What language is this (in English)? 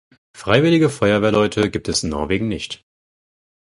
German